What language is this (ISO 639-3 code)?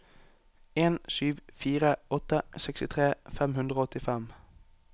nor